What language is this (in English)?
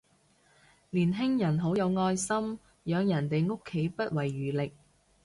Cantonese